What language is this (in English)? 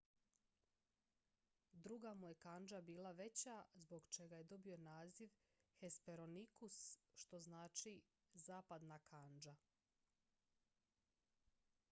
Croatian